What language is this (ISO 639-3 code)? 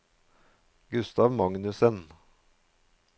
nor